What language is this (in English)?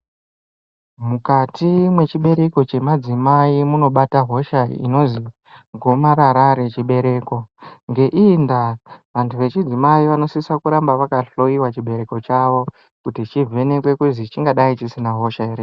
Ndau